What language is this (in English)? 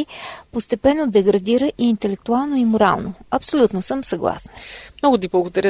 Bulgarian